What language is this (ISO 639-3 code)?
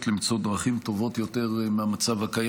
heb